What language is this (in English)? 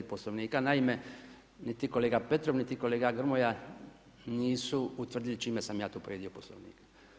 Croatian